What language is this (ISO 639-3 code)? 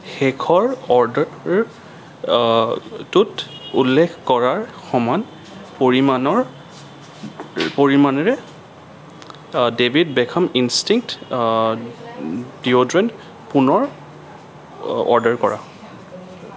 asm